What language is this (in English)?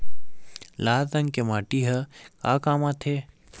Chhattisgarhi